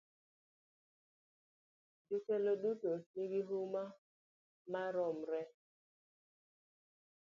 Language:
Luo (Kenya and Tanzania)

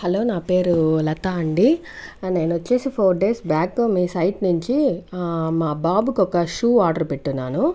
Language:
Telugu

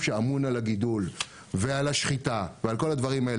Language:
Hebrew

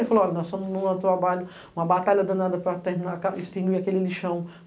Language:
Portuguese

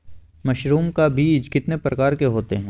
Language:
Magahi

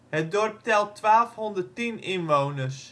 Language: Dutch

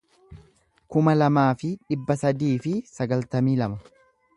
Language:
Oromo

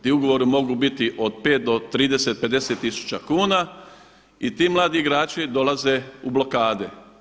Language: Croatian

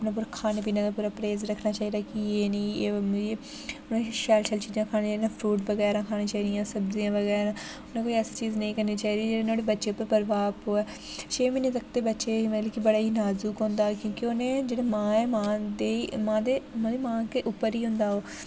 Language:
Dogri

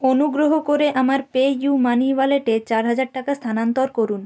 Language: Bangla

